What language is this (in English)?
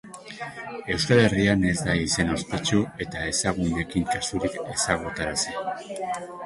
Basque